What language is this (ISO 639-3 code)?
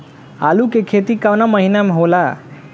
bho